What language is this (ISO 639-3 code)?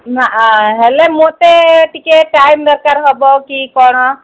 ori